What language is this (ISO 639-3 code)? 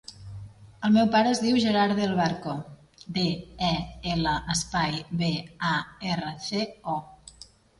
cat